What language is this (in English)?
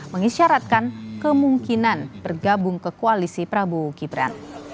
Indonesian